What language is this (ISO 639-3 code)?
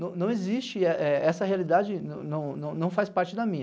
por